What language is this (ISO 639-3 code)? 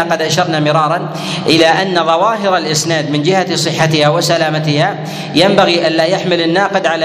ara